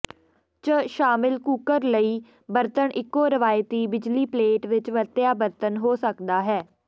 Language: Punjabi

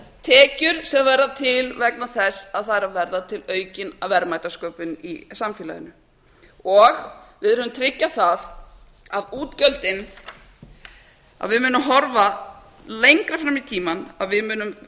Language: Icelandic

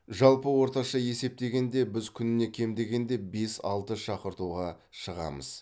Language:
Kazakh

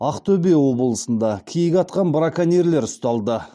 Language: Kazakh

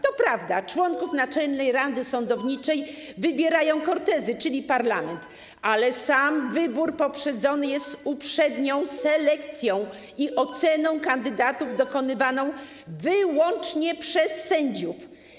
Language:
Polish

